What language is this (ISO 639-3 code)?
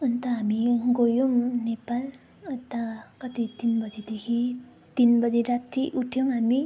nep